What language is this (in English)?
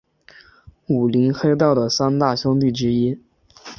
Chinese